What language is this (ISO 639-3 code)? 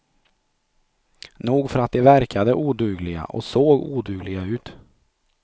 swe